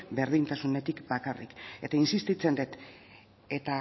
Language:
Basque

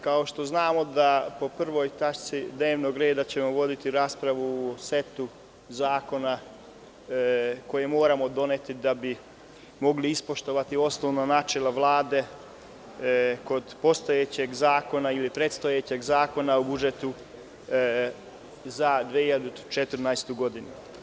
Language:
Serbian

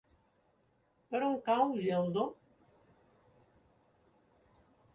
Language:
Catalan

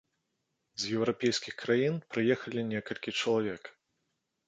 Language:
Belarusian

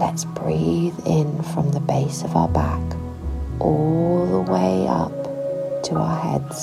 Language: English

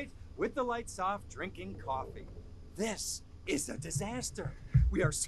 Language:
English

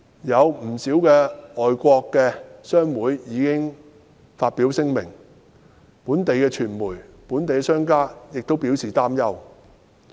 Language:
Cantonese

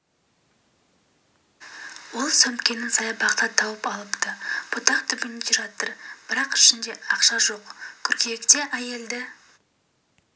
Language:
Kazakh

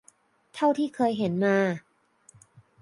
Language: Thai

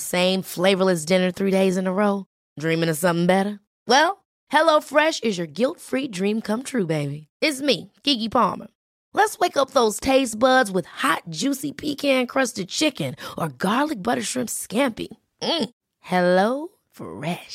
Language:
Swedish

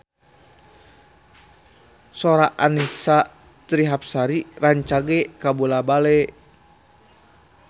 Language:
Sundanese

